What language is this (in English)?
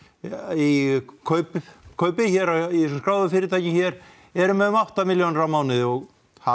Icelandic